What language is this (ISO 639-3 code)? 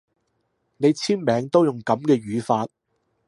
yue